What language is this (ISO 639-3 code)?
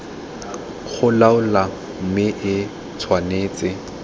tsn